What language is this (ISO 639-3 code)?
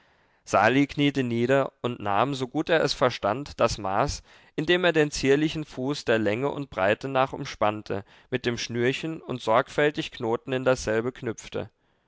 deu